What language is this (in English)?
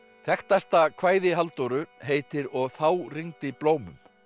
Icelandic